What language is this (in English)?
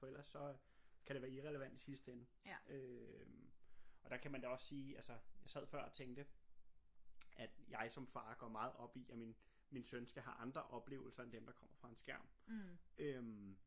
Danish